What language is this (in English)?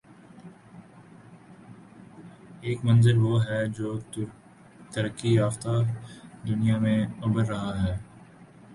Urdu